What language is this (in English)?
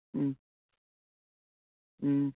Manipuri